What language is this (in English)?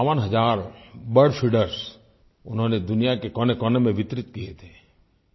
Hindi